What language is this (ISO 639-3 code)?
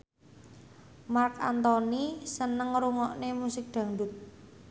jav